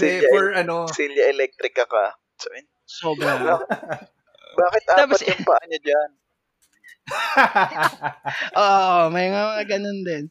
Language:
Filipino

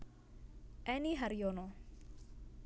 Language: Javanese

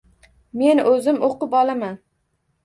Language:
Uzbek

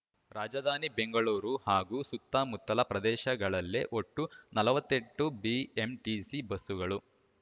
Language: Kannada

